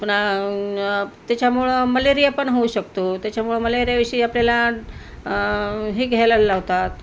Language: Marathi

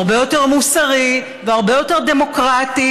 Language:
Hebrew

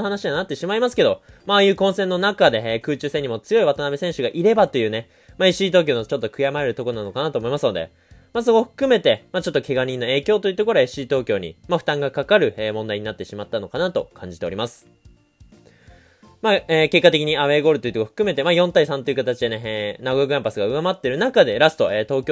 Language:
Japanese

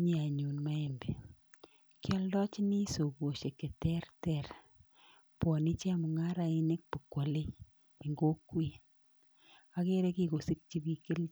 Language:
Kalenjin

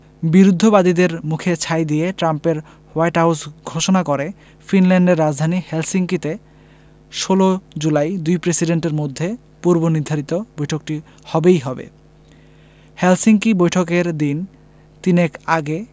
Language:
Bangla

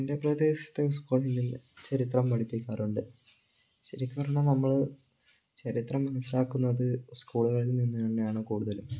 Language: Malayalam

